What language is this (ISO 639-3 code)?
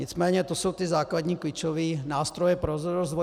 ces